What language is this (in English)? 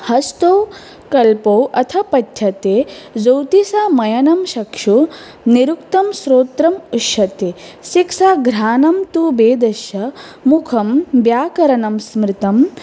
Sanskrit